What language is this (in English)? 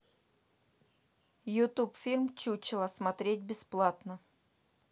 Russian